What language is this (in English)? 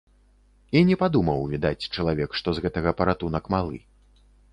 Belarusian